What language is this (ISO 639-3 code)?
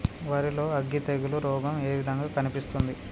tel